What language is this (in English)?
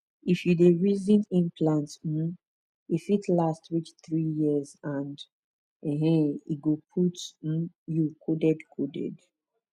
Nigerian Pidgin